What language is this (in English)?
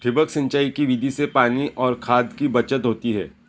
Marathi